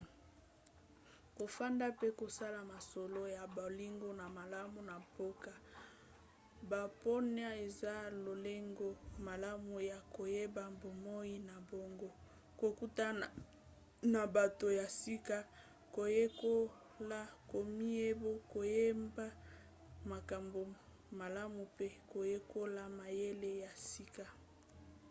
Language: Lingala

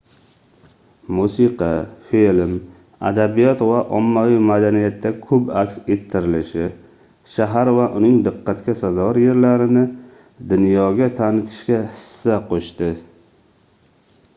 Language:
Uzbek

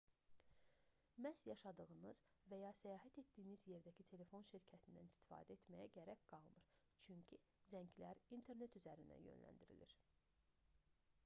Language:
Azerbaijani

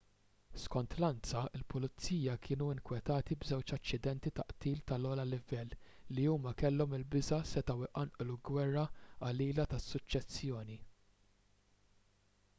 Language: Maltese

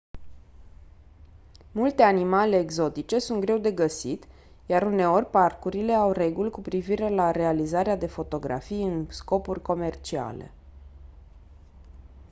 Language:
Romanian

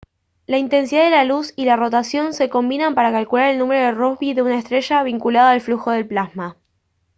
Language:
Spanish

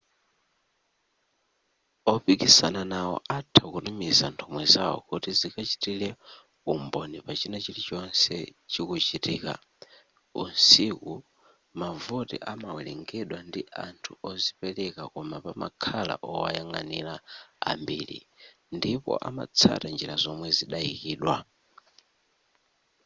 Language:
Nyanja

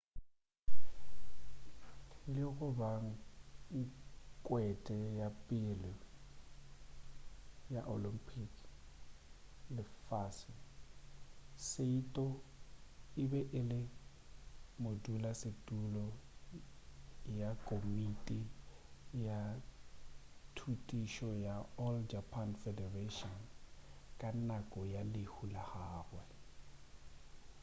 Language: Northern Sotho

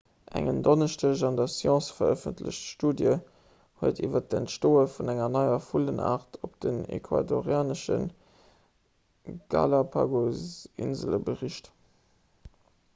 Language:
Luxembourgish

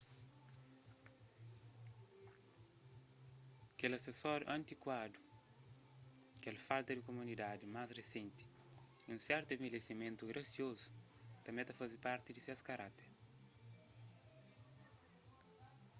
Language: Kabuverdianu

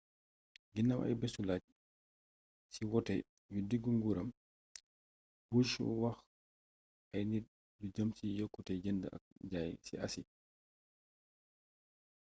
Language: Wolof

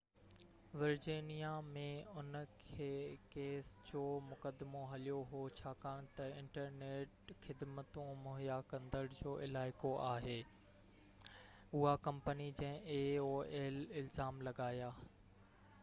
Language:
Sindhi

